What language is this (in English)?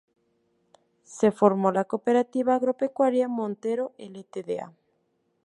Spanish